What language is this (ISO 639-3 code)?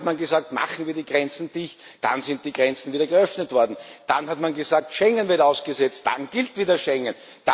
deu